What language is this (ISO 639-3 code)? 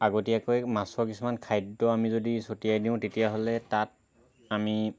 asm